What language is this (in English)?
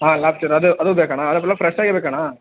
Kannada